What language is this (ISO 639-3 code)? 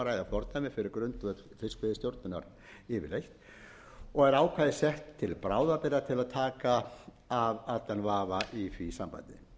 isl